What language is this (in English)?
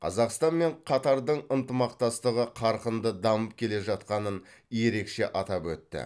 Kazakh